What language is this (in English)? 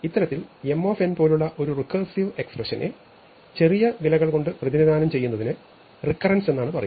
Malayalam